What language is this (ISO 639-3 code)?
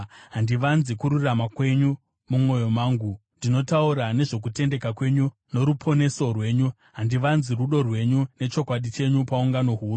sna